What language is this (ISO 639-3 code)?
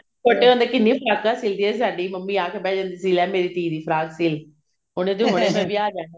pan